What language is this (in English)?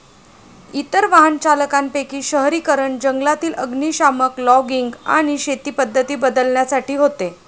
Marathi